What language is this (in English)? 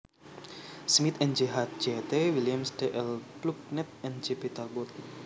Javanese